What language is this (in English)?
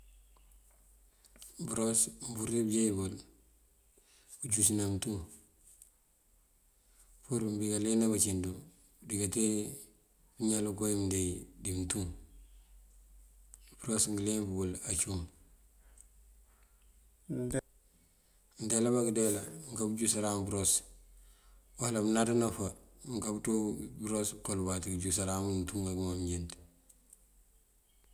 Mandjak